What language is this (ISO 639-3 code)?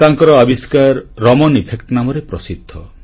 ori